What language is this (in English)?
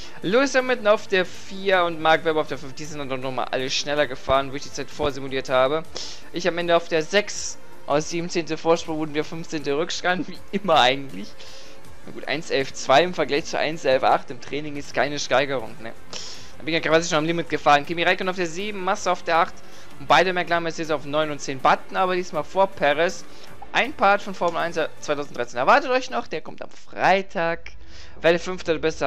German